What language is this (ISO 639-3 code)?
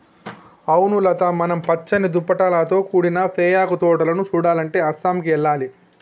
tel